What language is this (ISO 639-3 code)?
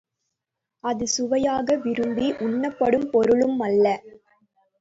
tam